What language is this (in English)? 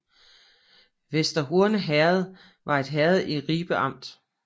Danish